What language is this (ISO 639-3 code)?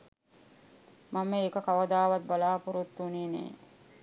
sin